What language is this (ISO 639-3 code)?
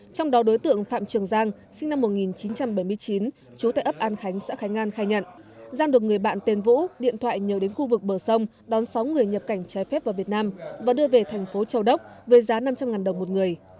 vie